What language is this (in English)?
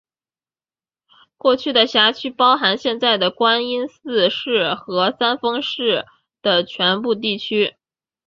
Chinese